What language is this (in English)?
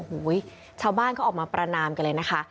Thai